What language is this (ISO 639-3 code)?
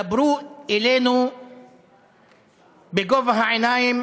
heb